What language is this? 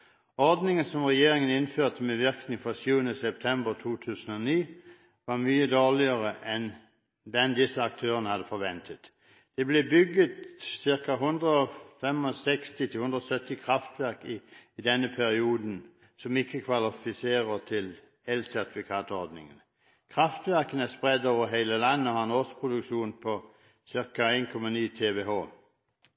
Norwegian Bokmål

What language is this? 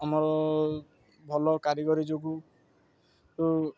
Odia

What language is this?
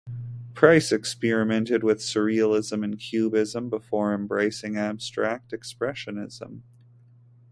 English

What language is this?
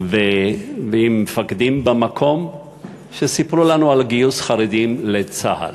Hebrew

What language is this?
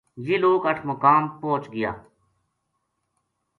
Gujari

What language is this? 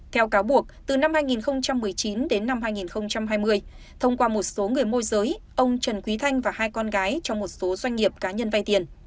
Vietnamese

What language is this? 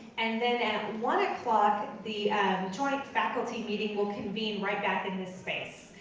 English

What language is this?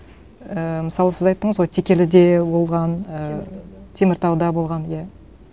Kazakh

